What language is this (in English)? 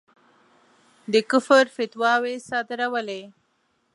Pashto